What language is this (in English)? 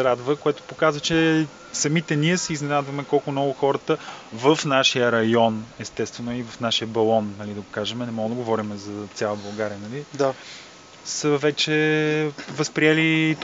Bulgarian